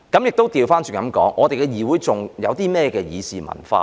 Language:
Cantonese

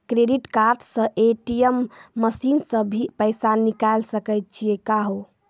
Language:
Maithili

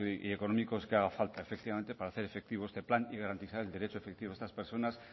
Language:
Spanish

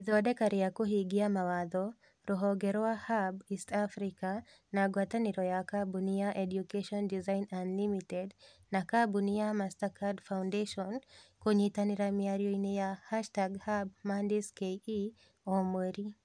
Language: Kikuyu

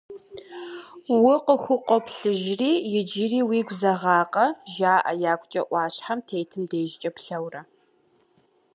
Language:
Kabardian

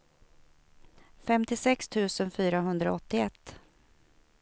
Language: Swedish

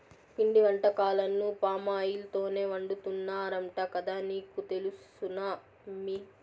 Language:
Telugu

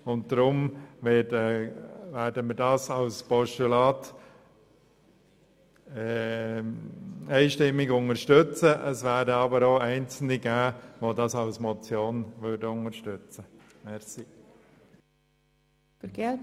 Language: Swiss German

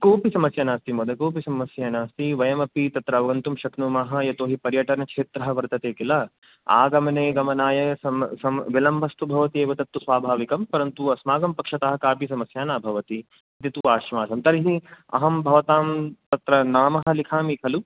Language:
Sanskrit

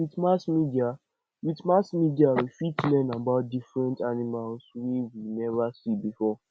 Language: Nigerian Pidgin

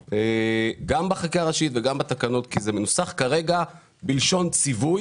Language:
Hebrew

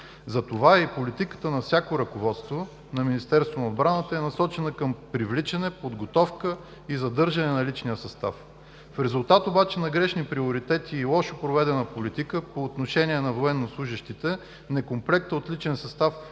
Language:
Bulgarian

